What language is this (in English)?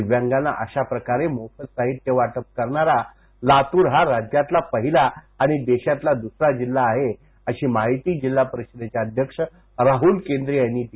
Marathi